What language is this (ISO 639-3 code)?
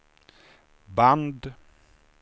swe